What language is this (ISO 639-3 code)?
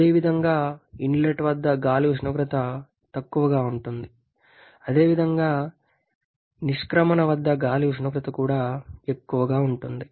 tel